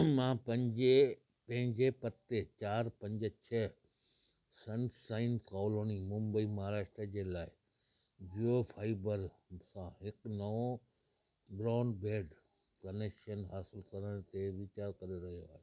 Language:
Sindhi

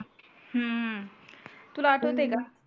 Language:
Marathi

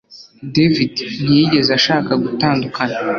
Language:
Kinyarwanda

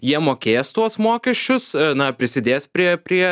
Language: Lithuanian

